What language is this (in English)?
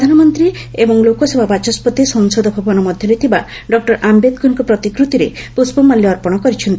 Odia